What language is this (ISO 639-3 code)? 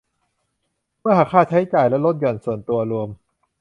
tha